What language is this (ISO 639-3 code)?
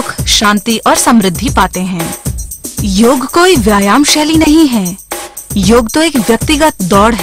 hin